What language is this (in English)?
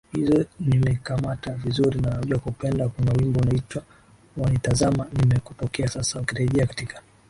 Swahili